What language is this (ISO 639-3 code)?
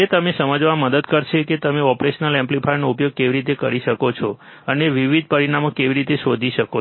guj